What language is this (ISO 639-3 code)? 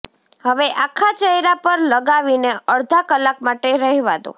guj